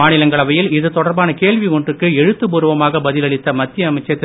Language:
Tamil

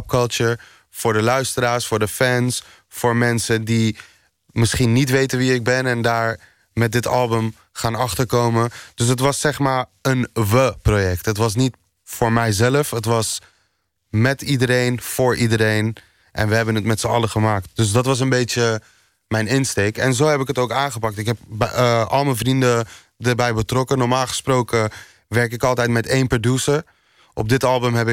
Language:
Dutch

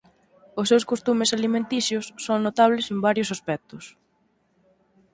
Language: Galician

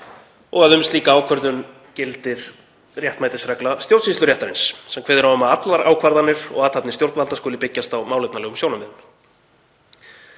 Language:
Icelandic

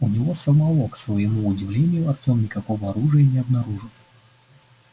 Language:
Russian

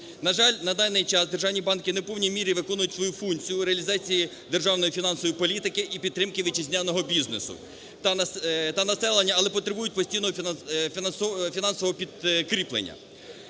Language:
Ukrainian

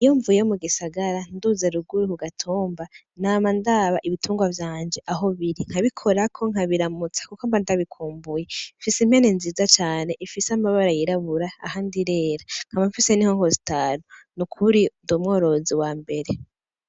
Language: Rundi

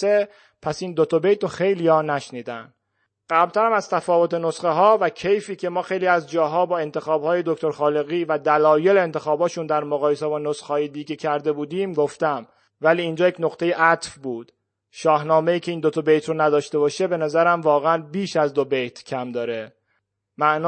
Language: Persian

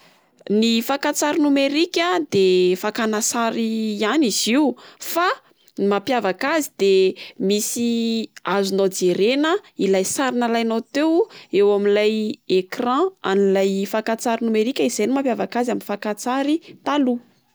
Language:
Malagasy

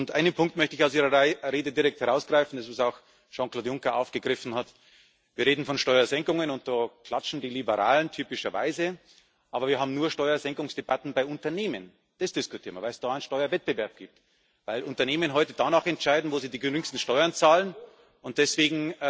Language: German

